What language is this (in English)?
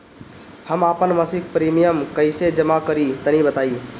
Bhojpuri